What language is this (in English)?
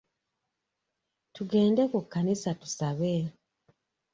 Ganda